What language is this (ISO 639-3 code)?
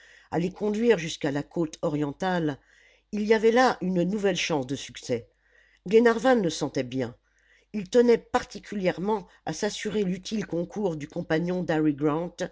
fra